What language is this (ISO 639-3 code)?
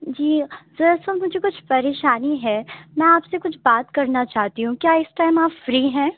urd